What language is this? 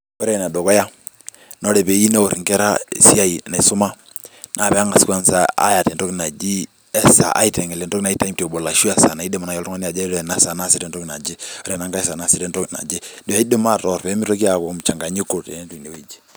Masai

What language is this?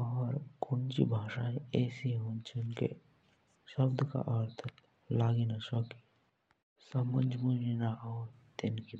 Jaunsari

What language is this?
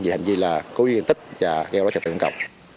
Vietnamese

